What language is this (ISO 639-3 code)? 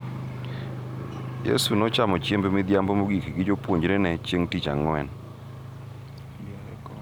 luo